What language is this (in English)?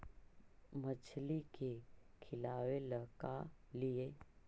Magahi